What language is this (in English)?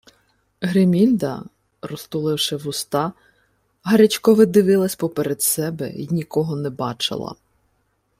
Ukrainian